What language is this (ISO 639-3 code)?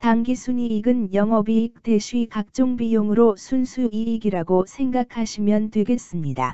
kor